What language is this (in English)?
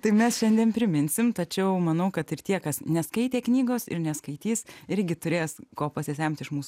Lithuanian